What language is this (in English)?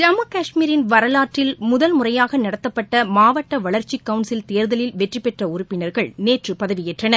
Tamil